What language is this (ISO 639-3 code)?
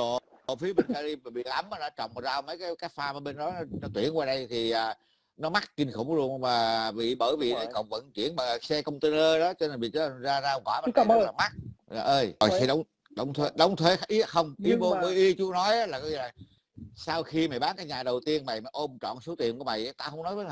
vie